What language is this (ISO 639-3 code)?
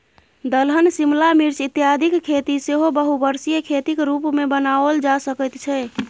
mai